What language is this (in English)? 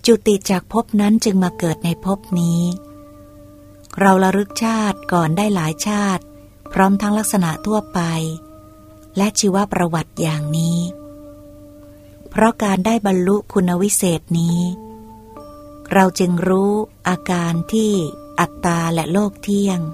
Thai